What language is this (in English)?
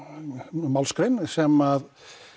Icelandic